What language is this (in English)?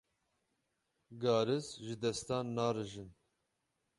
Kurdish